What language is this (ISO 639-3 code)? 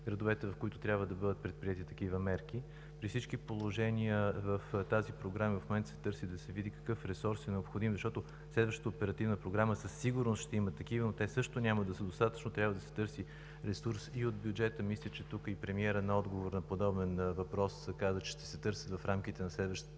bul